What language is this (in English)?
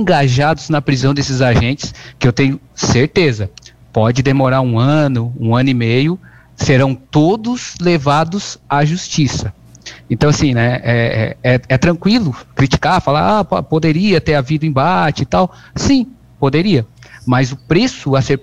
Portuguese